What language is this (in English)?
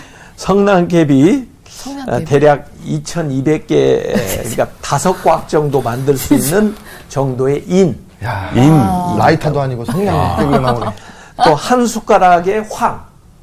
Korean